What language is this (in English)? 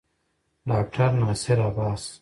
Pashto